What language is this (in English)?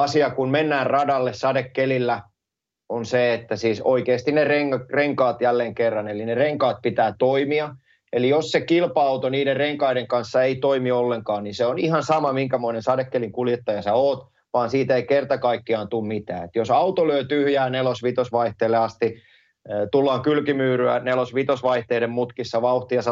Finnish